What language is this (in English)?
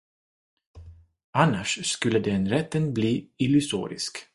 Swedish